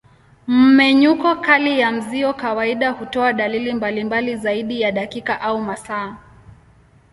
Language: Swahili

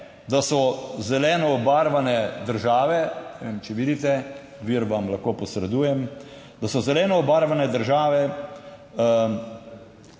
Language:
Slovenian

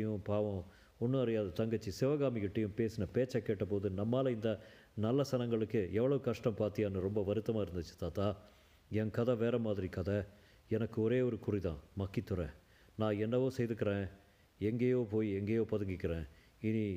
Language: Tamil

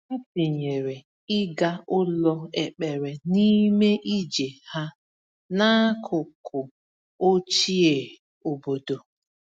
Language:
Igbo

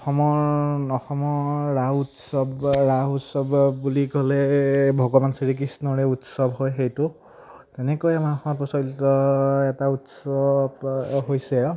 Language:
Assamese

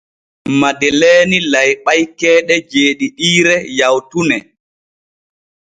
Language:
Borgu Fulfulde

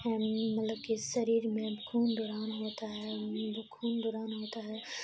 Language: Urdu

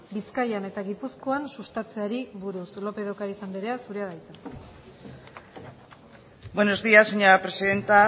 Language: Basque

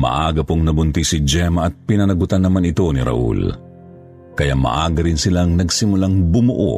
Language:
Filipino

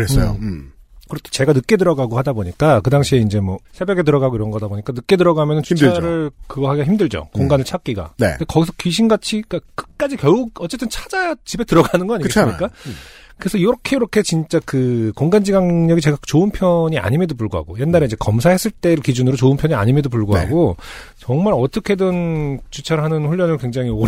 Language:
Korean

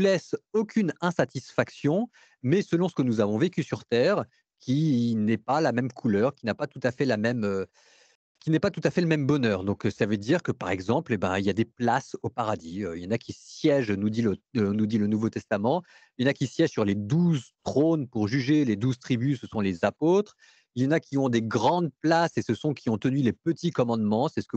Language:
French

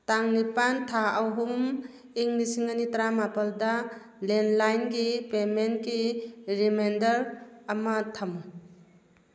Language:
Manipuri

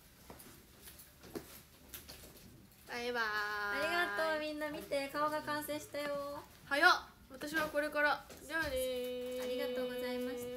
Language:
Japanese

